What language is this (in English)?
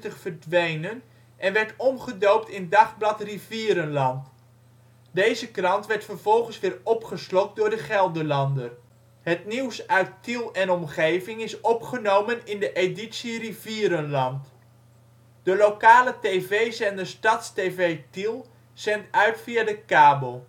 Dutch